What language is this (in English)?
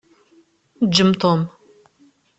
Kabyle